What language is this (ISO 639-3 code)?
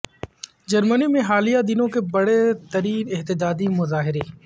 urd